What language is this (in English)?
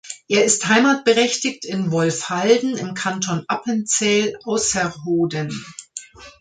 German